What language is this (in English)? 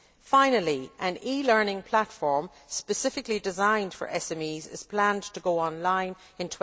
English